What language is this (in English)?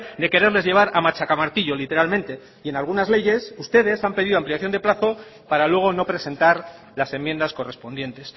Spanish